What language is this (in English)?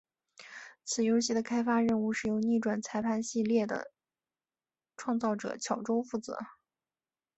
Chinese